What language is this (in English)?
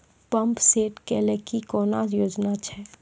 Maithili